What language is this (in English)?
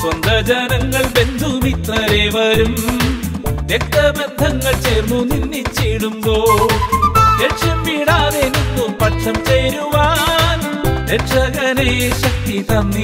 Romanian